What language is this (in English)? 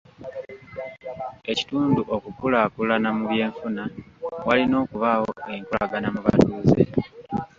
Ganda